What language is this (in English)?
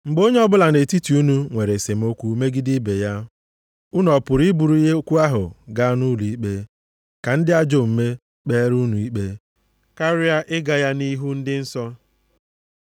Igbo